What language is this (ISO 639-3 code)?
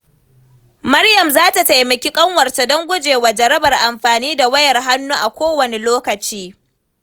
hau